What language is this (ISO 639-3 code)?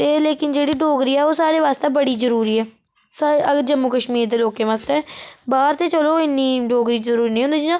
doi